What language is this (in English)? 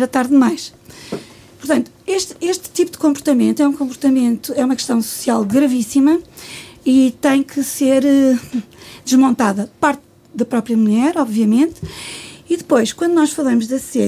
Portuguese